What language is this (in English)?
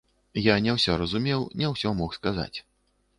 Belarusian